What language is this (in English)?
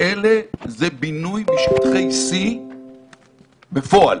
Hebrew